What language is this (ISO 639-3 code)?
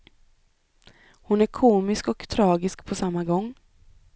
swe